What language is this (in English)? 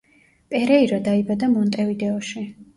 Georgian